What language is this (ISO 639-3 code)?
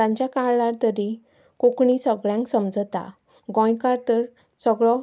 kok